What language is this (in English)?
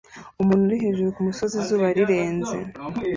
Kinyarwanda